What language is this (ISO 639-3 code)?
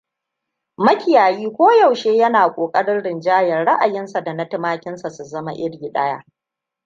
hau